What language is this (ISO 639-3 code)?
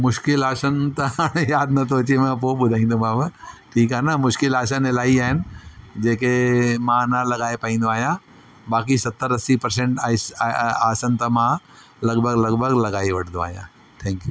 snd